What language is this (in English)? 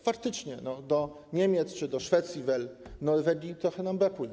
Polish